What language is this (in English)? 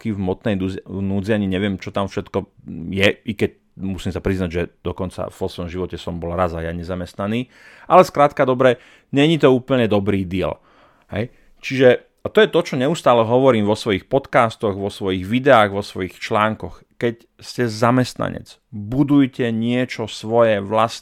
Slovak